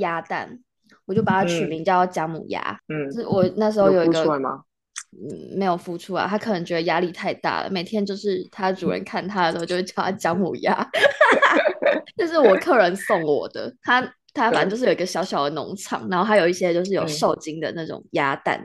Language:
Chinese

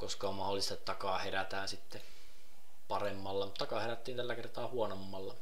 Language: Finnish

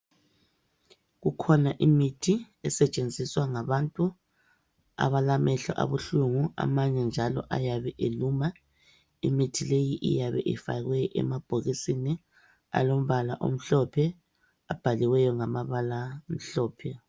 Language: North Ndebele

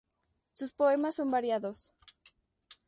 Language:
Spanish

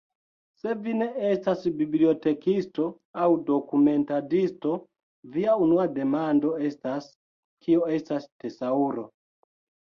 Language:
Esperanto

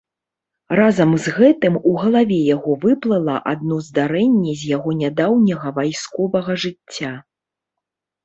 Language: Belarusian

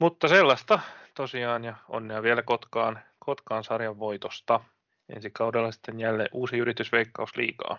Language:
Finnish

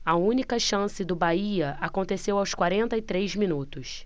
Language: Portuguese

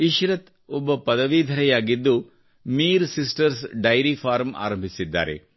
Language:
Kannada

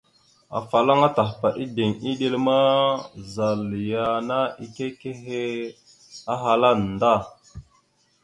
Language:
Mada (Cameroon)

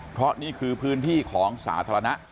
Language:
Thai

